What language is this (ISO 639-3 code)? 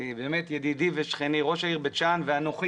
heb